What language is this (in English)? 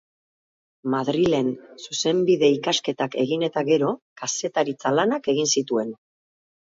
Basque